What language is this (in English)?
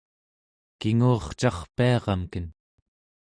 Central Yupik